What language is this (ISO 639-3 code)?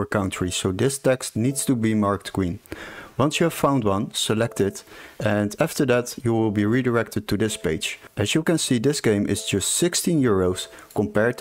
eng